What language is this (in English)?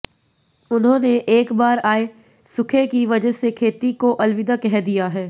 Hindi